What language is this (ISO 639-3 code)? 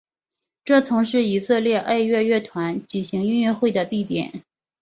zho